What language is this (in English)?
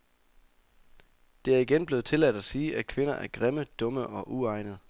Danish